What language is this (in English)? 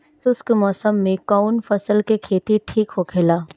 Bhojpuri